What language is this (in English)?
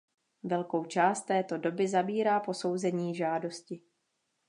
Czech